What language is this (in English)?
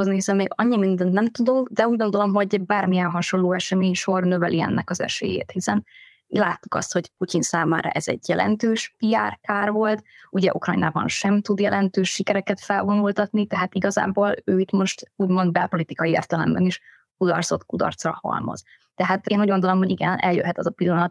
Hungarian